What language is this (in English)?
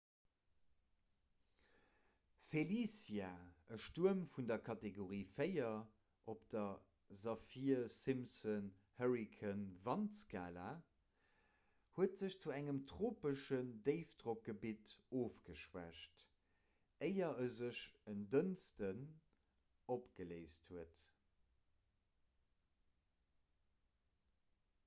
Luxembourgish